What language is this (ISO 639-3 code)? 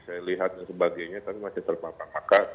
ind